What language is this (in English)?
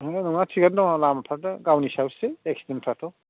Bodo